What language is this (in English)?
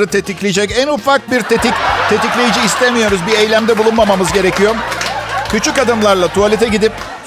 Turkish